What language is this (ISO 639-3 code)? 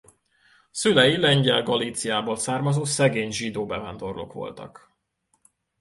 hun